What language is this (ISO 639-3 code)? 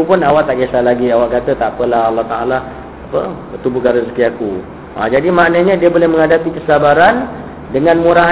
msa